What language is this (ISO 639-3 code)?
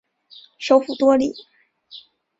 zho